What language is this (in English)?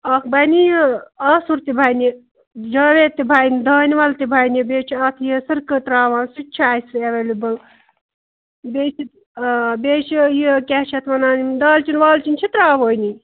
Kashmiri